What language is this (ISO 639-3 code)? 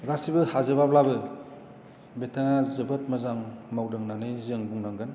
brx